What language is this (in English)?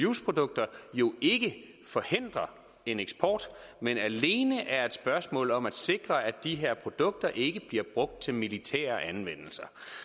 Danish